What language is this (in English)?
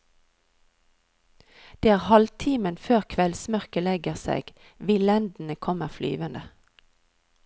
Norwegian